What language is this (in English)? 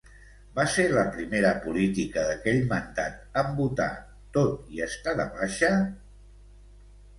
Catalan